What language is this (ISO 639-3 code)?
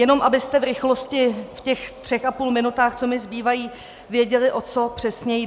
ces